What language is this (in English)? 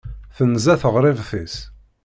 Kabyle